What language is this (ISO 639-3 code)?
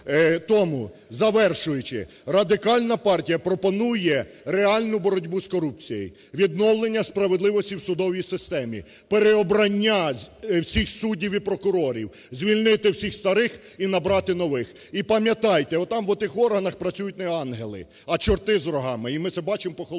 ukr